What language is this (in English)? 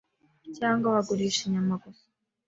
Kinyarwanda